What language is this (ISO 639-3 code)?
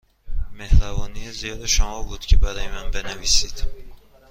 fas